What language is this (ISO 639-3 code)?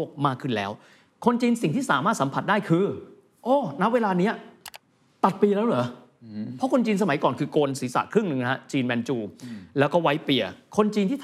tha